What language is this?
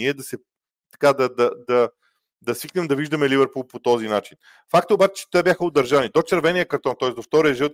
Bulgarian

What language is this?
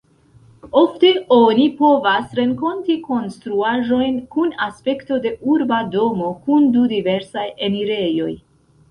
Esperanto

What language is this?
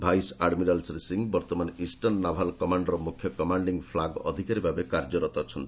Odia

